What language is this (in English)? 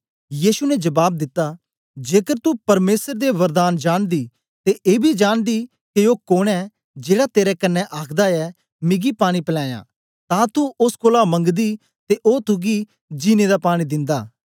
Dogri